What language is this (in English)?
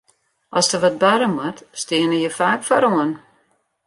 Western Frisian